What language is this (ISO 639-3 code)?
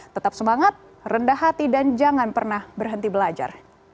ind